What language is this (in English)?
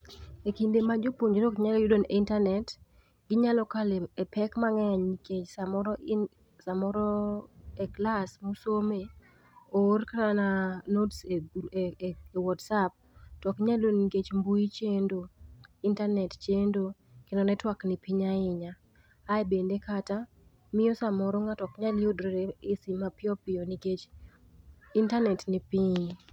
Luo (Kenya and Tanzania)